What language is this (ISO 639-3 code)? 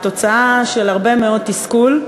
heb